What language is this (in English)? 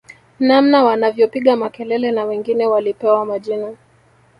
Swahili